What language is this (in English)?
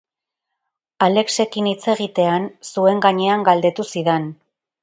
Basque